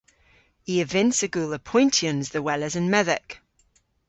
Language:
Cornish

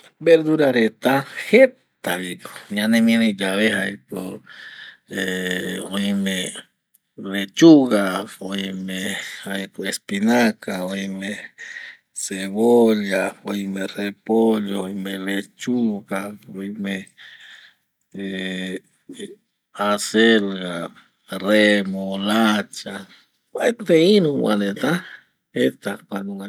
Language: Eastern Bolivian Guaraní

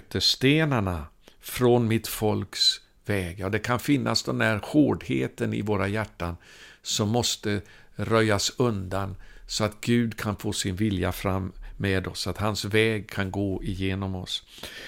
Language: Swedish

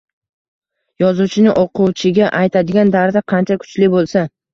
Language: Uzbek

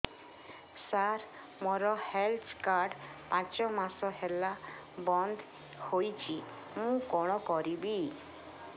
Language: Odia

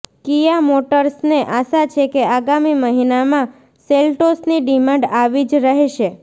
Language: Gujarati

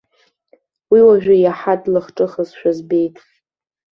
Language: Abkhazian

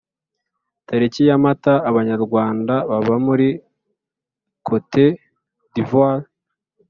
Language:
Kinyarwanda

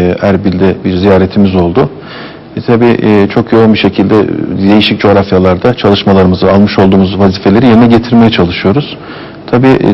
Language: Turkish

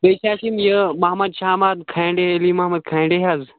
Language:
Kashmiri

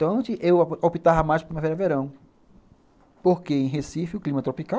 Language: Portuguese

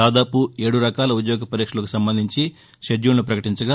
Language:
Telugu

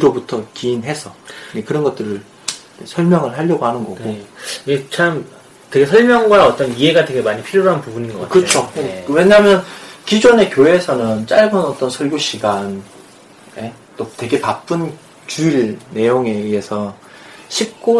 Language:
Korean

